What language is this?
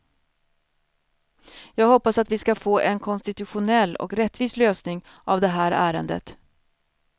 Swedish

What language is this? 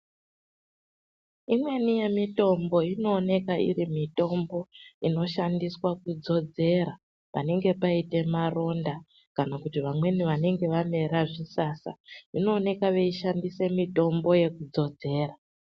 Ndau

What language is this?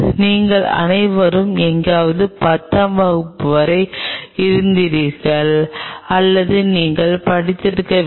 Tamil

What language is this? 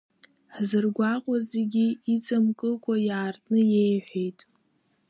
Abkhazian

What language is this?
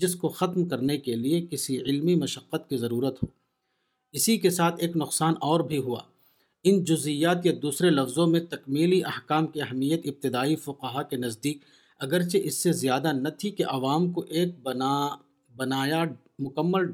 Urdu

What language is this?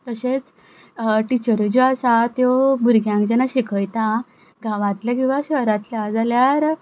Konkani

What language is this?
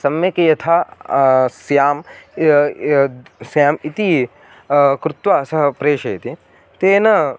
Sanskrit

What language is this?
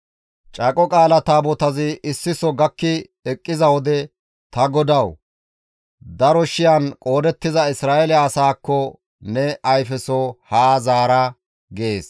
Gamo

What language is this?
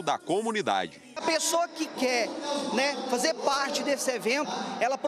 Portuguese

